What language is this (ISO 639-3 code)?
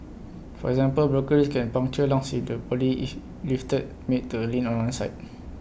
eng